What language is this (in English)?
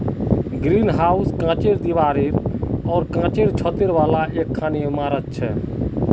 Magahi